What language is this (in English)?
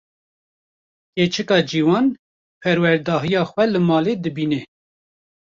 Kurdish